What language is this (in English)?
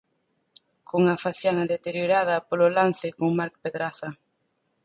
Galician